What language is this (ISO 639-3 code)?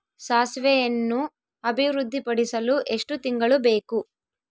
kan